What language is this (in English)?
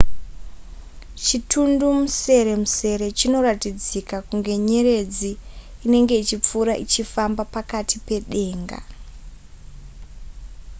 Shona